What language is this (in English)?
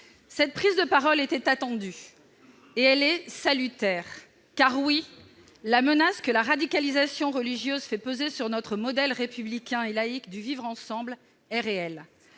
French